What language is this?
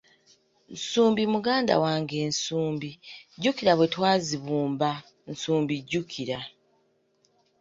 Ganda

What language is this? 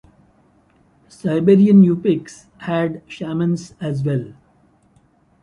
English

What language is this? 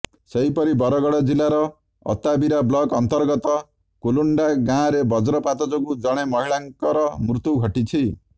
Odia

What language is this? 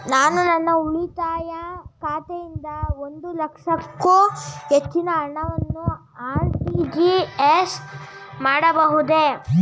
Kannada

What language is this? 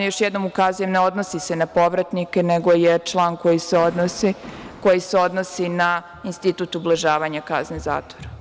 Serbian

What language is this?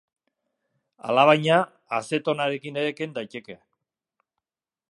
Basque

